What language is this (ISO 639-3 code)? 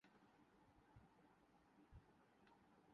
urd